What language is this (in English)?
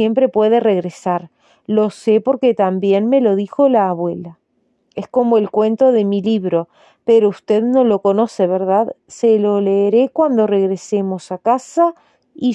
Spanish